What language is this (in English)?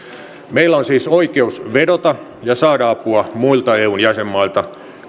Finnish